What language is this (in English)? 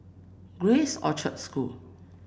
English